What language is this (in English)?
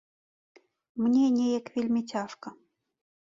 Belarusian